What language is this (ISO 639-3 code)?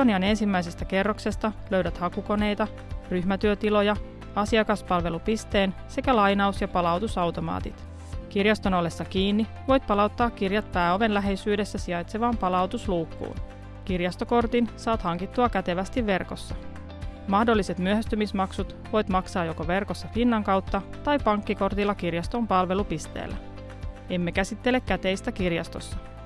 fin